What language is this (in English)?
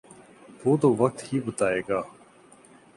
Urdu